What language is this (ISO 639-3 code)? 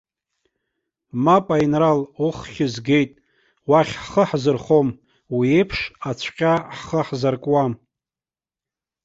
abk